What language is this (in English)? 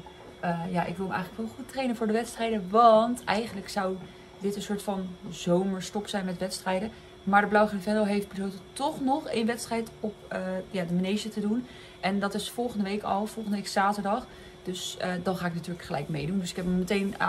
Dutch